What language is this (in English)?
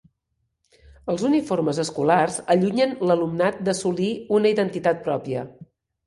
Catalan